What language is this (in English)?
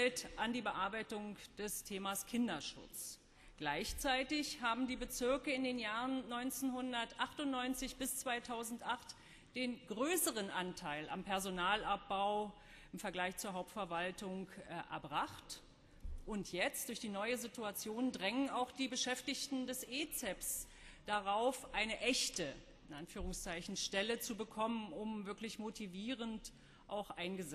German